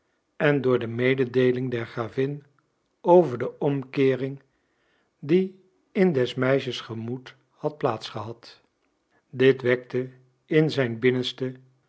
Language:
Dutch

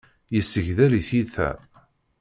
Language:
Kabyle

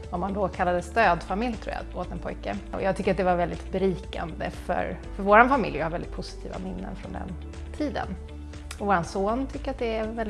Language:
Swedish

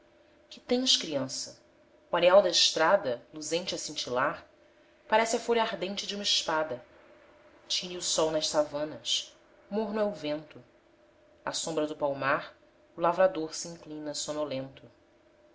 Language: Portuguese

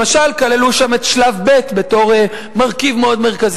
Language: Hebrew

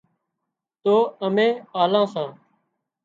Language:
Wadiyara Koli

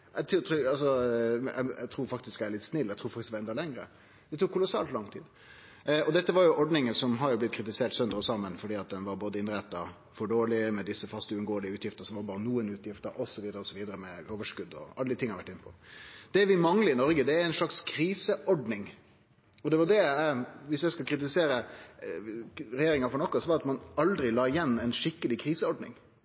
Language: Norwegian Nynorsk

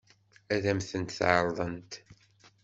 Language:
Kabyle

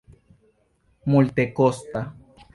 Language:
Esperanto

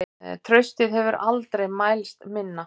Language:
Icelandic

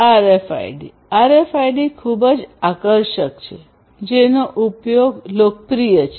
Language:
Gujarati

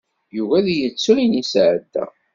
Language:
Kabyle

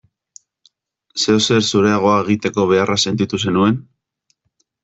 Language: Basque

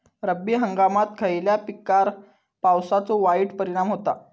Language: Marathi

